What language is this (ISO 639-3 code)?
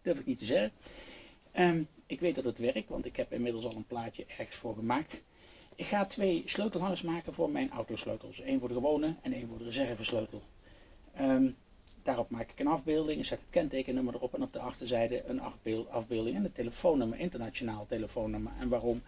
nld